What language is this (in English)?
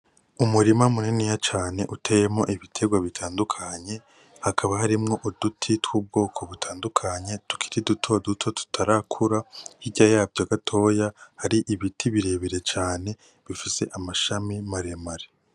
Rundi